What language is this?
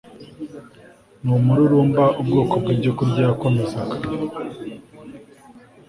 Kinyarwanda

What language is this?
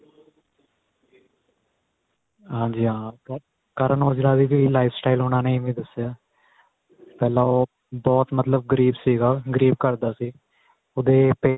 Punjabi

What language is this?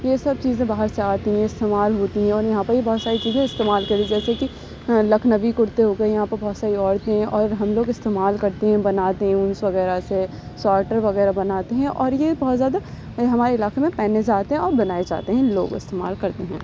Urdu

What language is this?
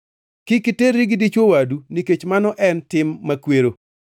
Luo (Kenya and Tanzania)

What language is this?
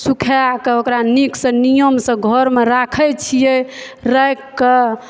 Maithili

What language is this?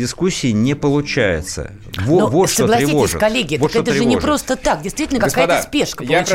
Russian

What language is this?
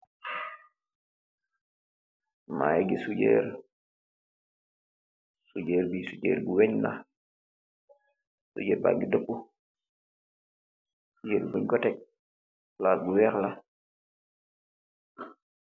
Wolof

